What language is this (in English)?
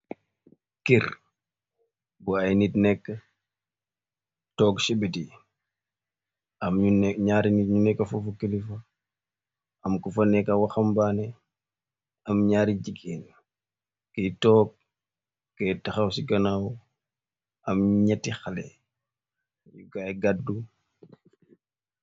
Wolof